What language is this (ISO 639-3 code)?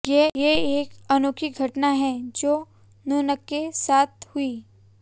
hin